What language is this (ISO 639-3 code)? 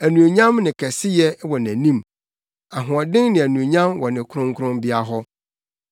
aka